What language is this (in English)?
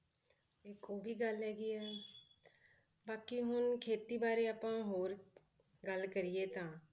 Punjabi